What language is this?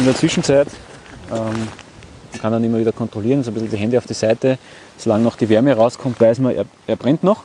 German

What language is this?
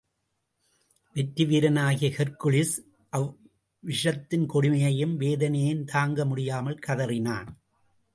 Tamil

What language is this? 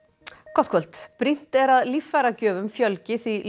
Icelandic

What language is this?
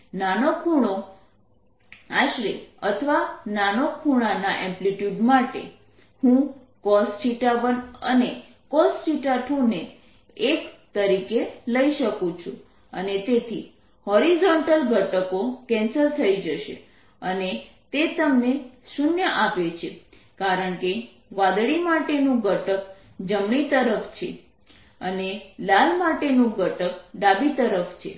Gujarati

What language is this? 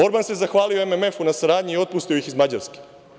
Serbian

